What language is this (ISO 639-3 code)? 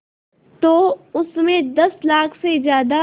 hin